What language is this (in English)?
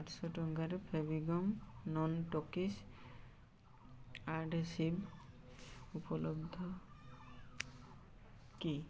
Odia